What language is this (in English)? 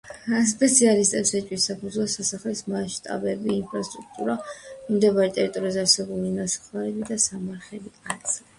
Georgian